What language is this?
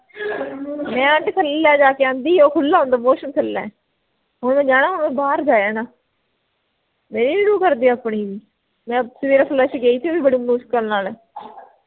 Punjabi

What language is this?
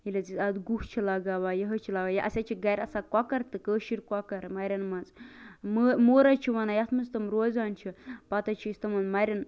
Kashmiri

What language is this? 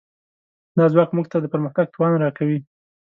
Pashto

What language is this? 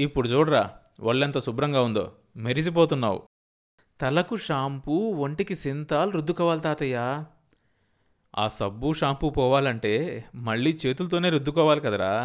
Telugu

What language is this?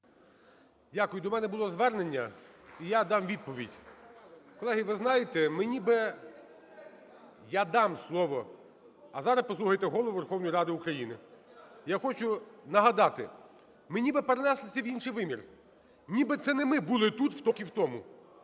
Ukrainian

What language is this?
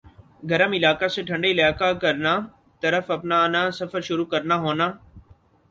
Urdu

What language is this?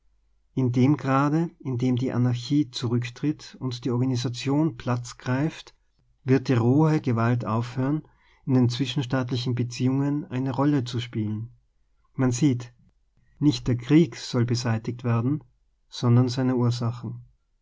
German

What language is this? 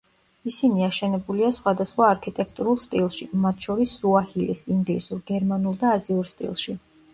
Georgian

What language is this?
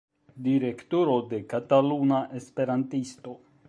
Esperanto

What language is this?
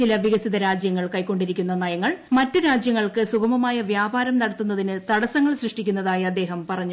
Malayalam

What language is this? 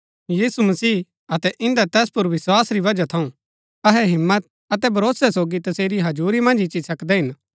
Gaddi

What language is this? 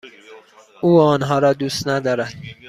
Persian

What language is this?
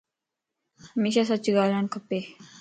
Lasi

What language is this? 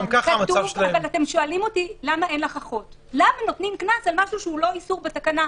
Hebrew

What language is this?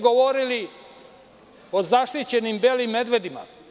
Serbian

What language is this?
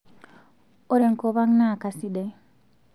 Masai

